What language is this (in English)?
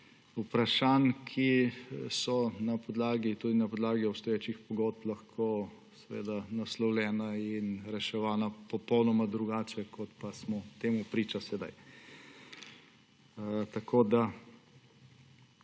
Slovenian